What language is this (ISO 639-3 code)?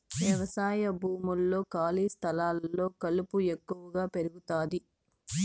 tel